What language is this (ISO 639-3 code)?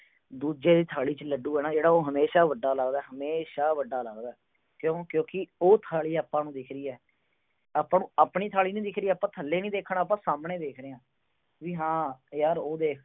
pan